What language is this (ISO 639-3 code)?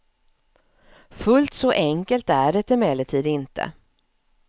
swe